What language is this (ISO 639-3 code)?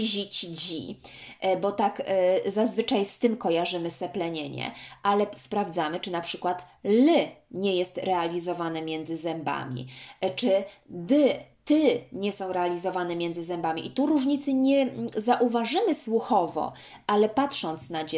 pol